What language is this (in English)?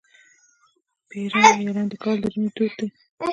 Pashto